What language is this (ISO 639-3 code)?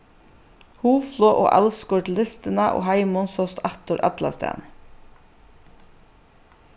fao